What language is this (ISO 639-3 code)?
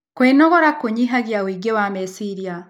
kik